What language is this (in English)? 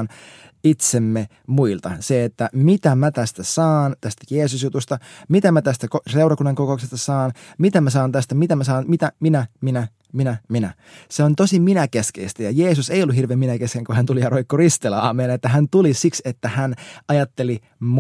Finnish